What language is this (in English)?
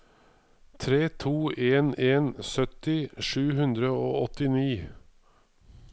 Norwegian